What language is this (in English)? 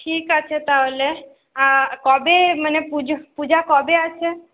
Bangla